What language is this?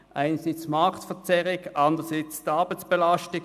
Swiss German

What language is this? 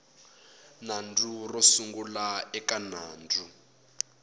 Tsonga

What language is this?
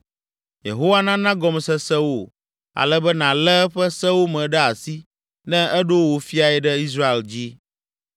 Ewe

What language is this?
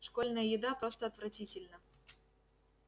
Russian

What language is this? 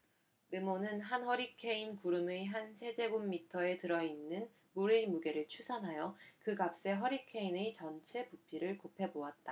Korean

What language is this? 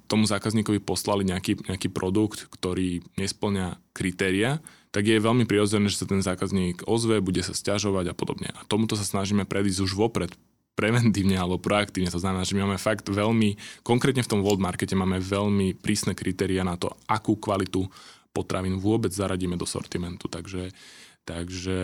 Slovak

